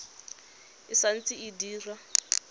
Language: Tswana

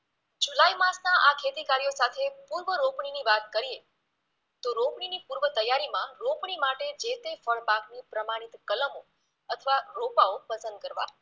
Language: Gujarati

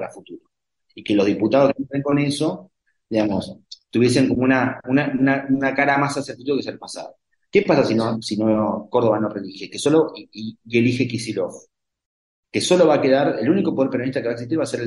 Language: Spanish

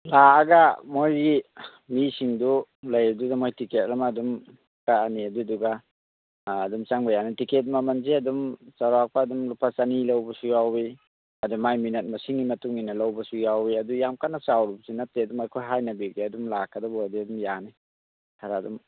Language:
Manipuri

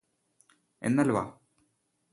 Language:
Malayalam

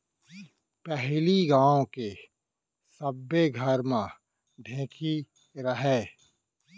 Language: Chhattisgarhi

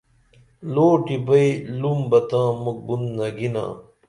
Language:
Dameli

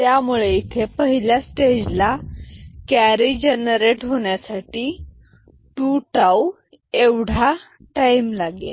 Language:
Marathi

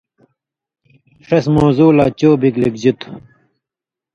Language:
Indus Kohistani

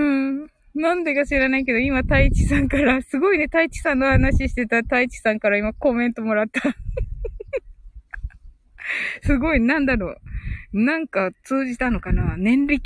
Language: Japanese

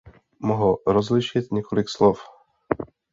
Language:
Czech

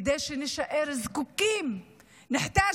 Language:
Hebrew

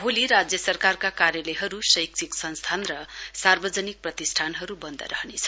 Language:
Nepali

